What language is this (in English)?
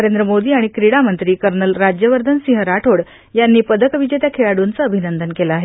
Marathi